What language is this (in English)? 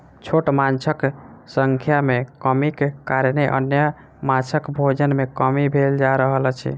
Maithili